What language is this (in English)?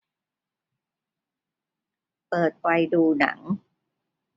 Thai